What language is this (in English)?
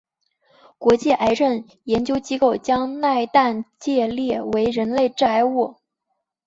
Chinese